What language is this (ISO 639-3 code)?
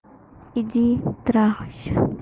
rus